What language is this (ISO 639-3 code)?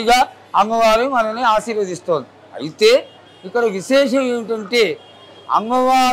tel